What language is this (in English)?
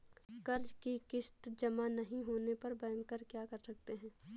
Hindi